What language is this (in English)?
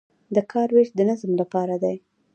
Pashto